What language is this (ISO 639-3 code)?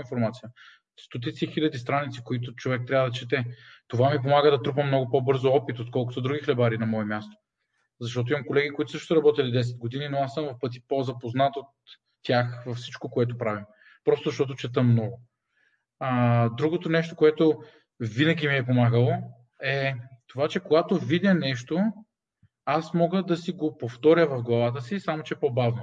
bul